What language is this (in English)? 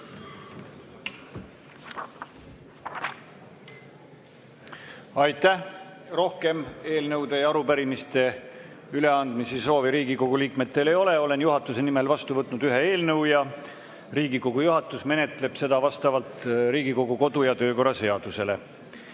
Estonian